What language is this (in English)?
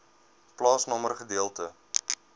Afrikaans